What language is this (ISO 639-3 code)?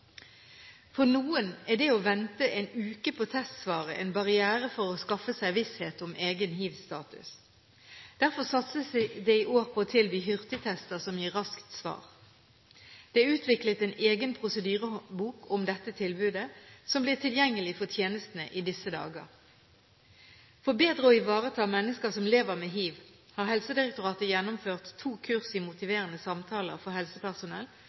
nob